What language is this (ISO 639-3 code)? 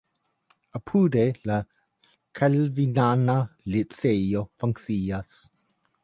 epo